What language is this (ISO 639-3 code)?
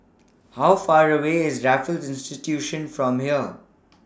eng